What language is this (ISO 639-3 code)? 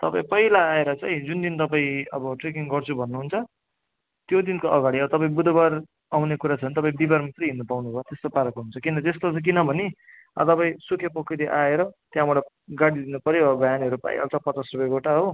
nep